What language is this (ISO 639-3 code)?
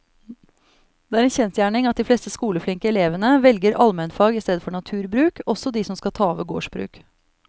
nor